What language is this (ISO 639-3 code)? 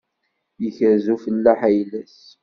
kab